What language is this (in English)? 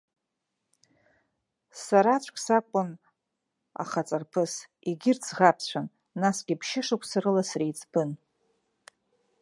Abkhazian